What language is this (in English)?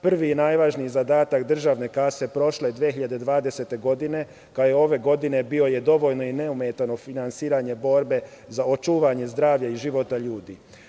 Serbian